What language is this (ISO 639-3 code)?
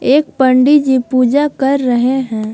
hin